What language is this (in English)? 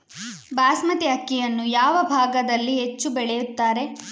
Kannada